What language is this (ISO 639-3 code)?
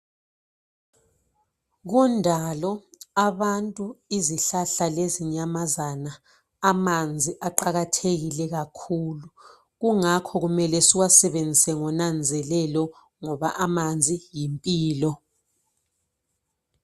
nde